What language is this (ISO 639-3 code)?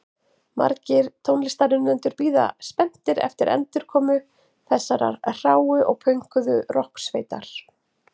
isl